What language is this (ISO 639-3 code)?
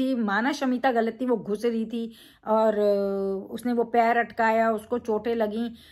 hin